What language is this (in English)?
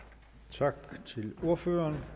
Danish